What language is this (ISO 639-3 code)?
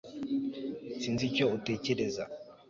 kin